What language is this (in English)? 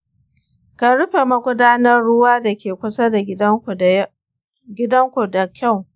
Hausa